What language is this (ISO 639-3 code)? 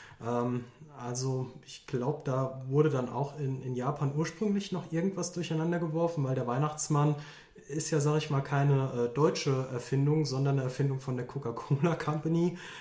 deu